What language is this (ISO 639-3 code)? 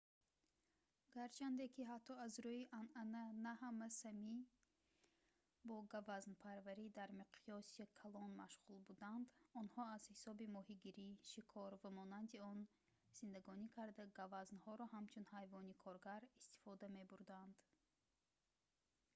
tgk